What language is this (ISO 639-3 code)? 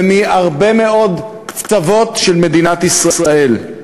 heb